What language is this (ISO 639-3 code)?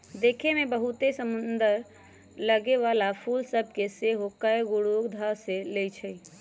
mag